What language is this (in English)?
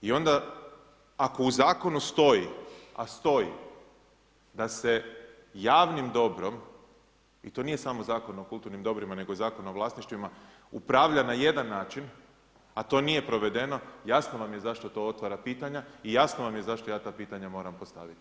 Croatian